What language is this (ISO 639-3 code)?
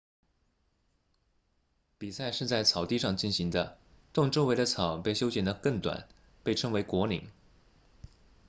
zho